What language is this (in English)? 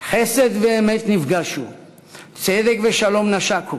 Hebrew